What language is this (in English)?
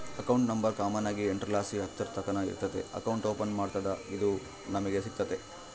Kannada